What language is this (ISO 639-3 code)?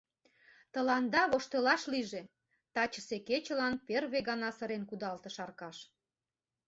chm